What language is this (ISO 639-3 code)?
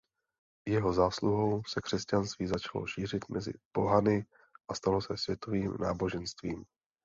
ces